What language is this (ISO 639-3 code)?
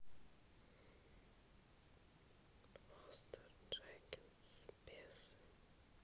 rus